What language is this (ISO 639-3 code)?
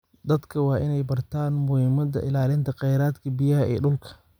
som